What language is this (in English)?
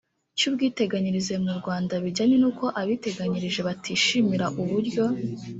Kinyarwanda